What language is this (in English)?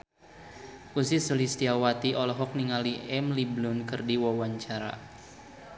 Sundanese